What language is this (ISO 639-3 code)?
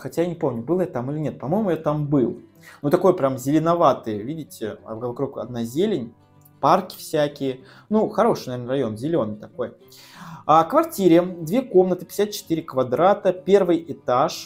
rus